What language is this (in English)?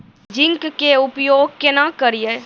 Maithili